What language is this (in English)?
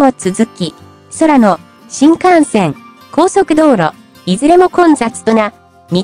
Japanese